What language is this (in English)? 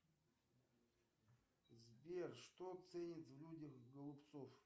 Russian